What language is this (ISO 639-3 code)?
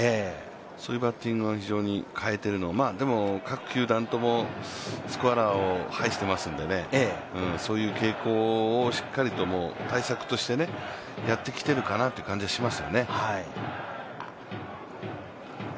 jpn